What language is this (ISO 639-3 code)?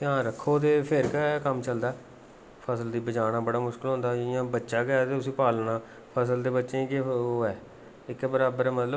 doi